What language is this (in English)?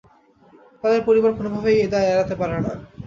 Bangla